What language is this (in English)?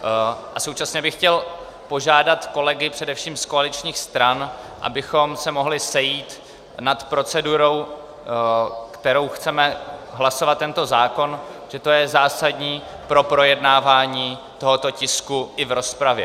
Czech